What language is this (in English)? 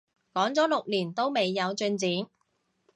Cantonese